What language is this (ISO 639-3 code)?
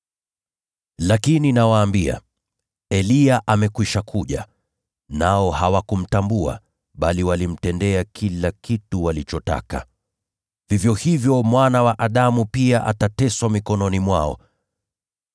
swa